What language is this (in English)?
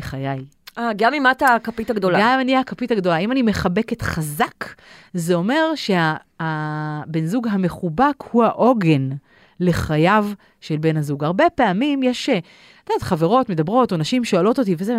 Hebrew